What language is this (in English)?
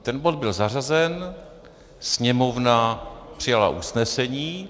Czech